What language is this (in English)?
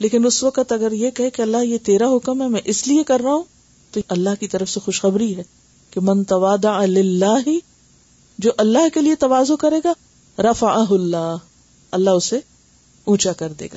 Urdu